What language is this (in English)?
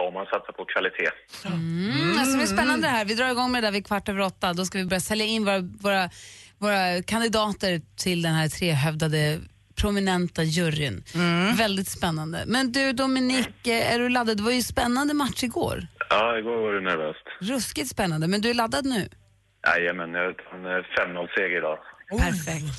Swedish